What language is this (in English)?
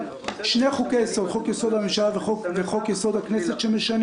Hebrew